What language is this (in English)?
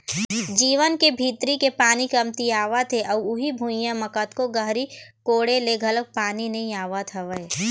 Chhattisgarhi